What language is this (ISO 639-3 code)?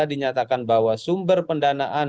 ind